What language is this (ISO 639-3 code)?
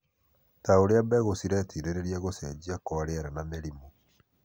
kik